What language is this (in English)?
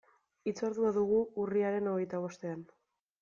Basque